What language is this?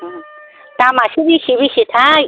Bodo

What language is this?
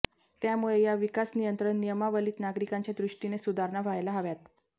Marathi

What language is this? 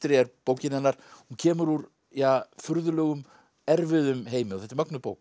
Icelandic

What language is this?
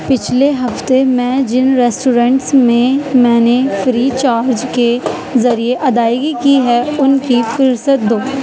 Urdu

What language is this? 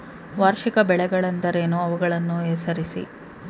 Kannada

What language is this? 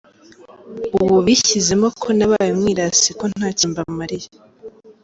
Kinyarwanda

